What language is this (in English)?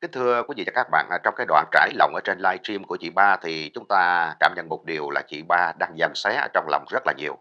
Vietnamese